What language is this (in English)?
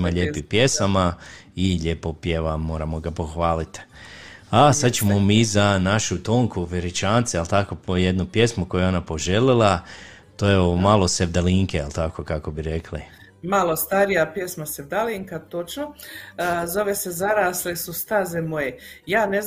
Croatian